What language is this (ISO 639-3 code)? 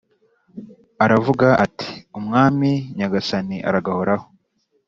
kin